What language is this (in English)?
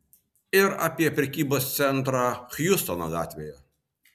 Lithuanian